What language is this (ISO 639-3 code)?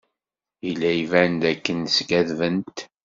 kab